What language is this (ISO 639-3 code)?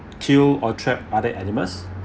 eng